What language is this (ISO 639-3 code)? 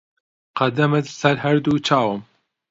ckb